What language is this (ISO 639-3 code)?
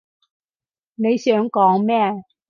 yue